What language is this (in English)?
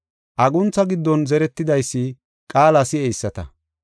Gofa